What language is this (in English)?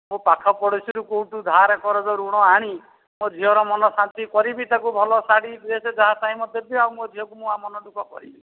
Odia